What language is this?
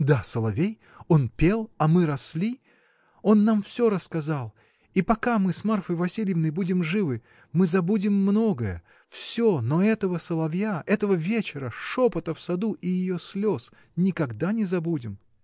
Russian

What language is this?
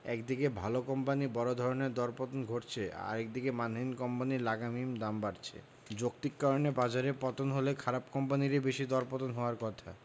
Bangla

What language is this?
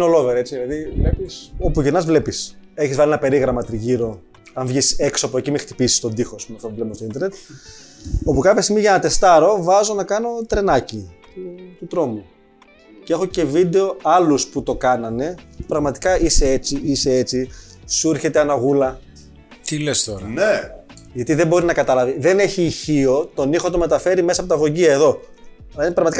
Greek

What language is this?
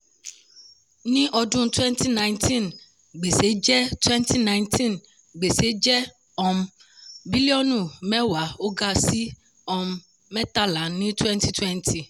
Yoruba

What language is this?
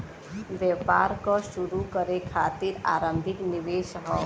Bhojpuri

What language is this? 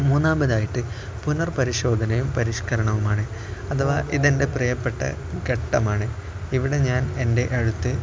Malayalam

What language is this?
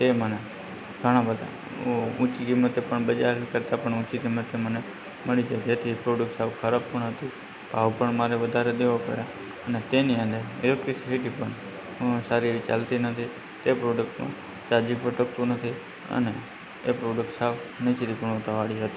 Gujarati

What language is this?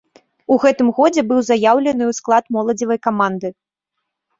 Belarusian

